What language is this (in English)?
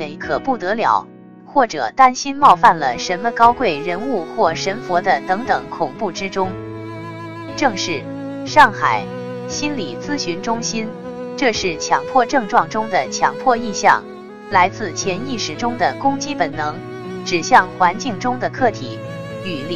Chinese